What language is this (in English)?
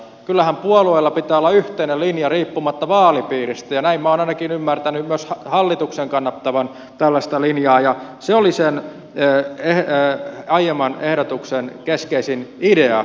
Finnish